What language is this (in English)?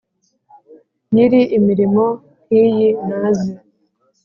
Kinyarwanda